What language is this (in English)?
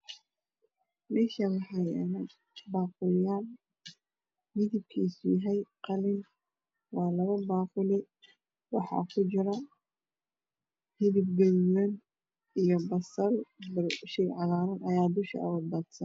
Somali